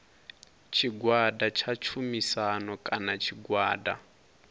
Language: Venda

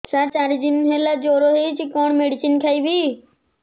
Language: Odia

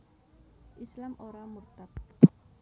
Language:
Javanese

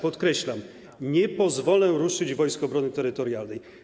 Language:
Polish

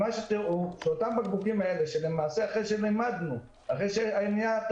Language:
Hebrew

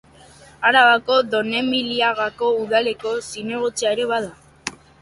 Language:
Basque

